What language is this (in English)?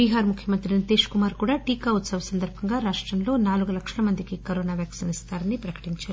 Telugu